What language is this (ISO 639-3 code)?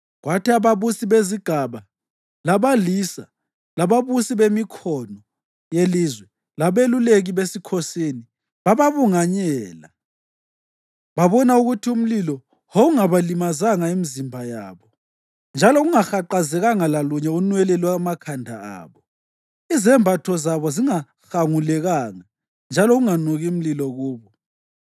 nde